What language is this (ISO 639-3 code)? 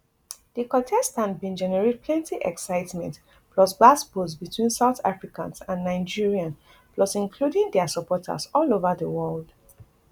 pcm